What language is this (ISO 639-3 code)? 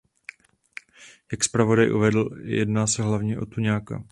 ces